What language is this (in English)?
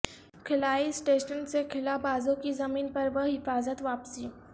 Urdu